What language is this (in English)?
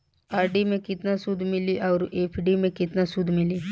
Bhojpuri